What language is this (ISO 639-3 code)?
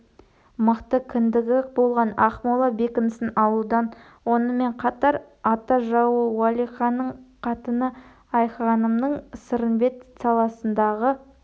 kaz